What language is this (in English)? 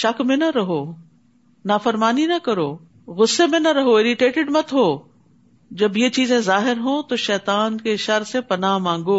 Urdu